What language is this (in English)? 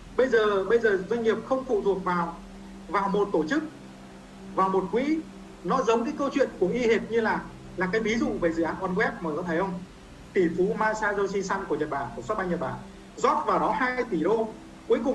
Vietnamese